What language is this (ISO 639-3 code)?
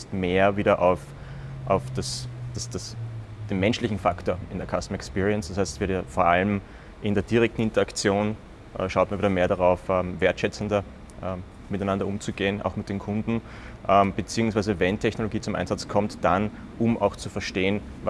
deu